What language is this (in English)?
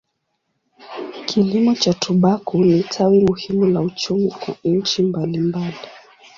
Swahili